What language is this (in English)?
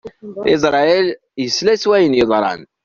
Kabyle